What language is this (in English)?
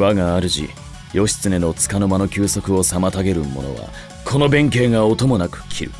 Japanese